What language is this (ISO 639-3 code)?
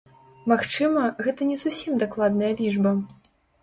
bel